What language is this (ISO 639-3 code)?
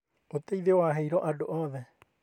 kik